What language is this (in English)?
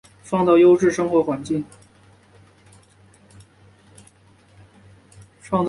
Chinese